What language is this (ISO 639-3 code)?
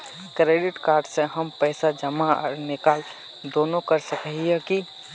mag